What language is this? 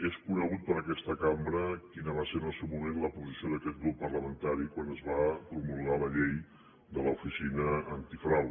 Catalan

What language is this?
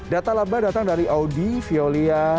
Indonesian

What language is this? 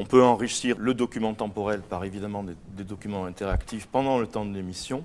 French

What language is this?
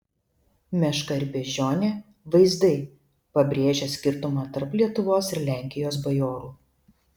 Lithuanian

